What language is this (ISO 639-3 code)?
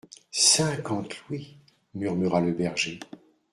fra